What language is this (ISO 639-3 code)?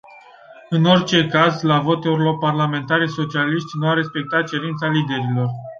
ron